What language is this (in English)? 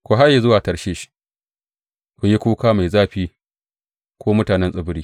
Hausa